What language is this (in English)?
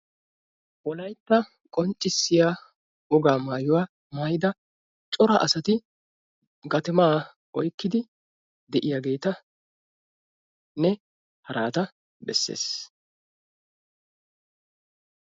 Wolaytta